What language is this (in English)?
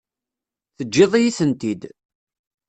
Kabyle